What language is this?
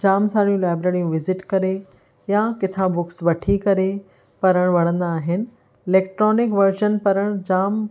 Sindhi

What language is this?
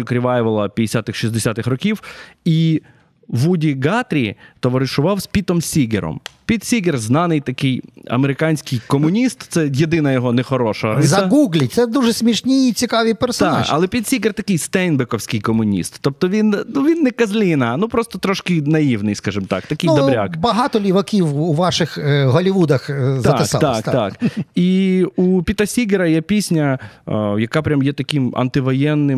Ukrainian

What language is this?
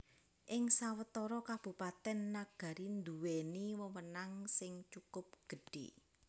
Javanese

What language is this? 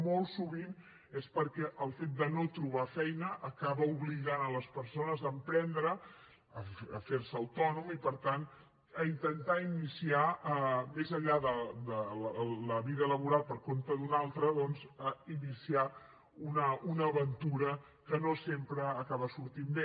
Catalan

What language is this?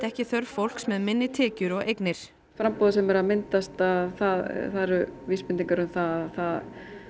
Icelandic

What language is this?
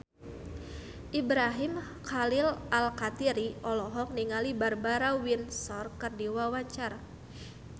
Sundanese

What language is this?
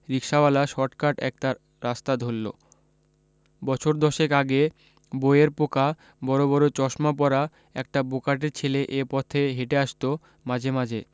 Bangla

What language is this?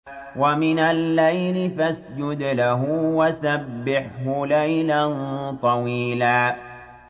Arabic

